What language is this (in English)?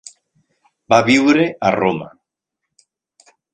Catalan